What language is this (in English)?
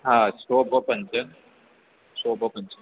Gujarati